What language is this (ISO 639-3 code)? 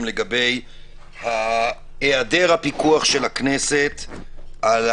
heb